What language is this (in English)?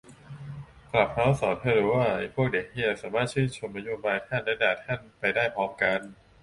Thai